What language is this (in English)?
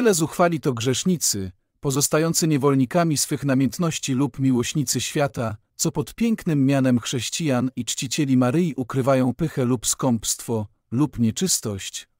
Polish